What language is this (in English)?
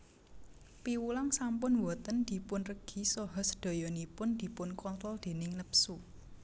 Javanese